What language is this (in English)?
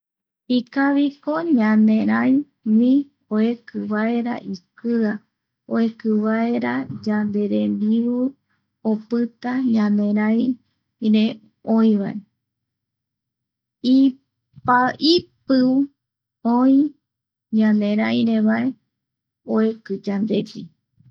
Eastern Bolivian Guaraní